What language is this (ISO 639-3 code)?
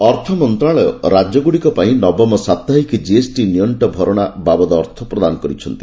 ori